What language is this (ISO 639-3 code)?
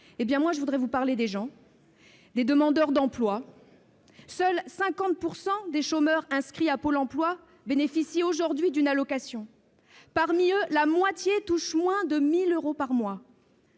fra